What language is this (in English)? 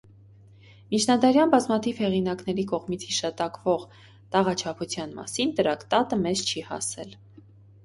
Armenian